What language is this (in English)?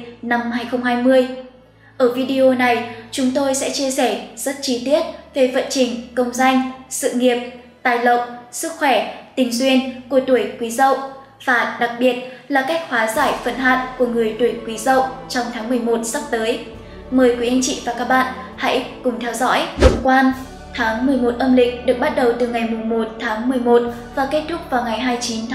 Vietnamese